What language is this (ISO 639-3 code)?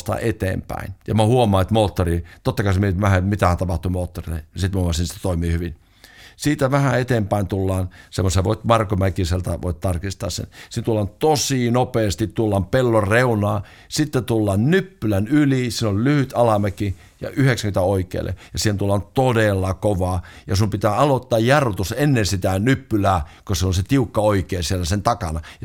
fin